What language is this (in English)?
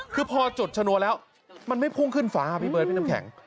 Thai